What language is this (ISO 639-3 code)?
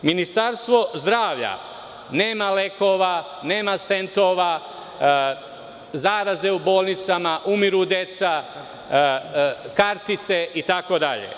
srp